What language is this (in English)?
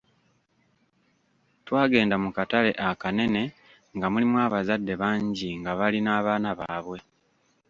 Ganda